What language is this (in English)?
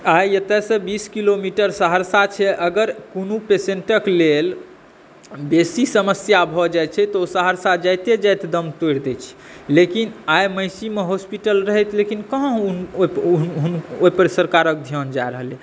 Maithili